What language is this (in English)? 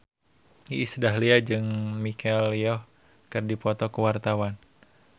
Sundanese